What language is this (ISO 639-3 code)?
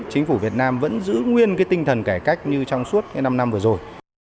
vie